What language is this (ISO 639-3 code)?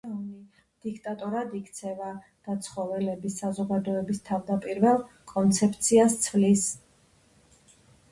kat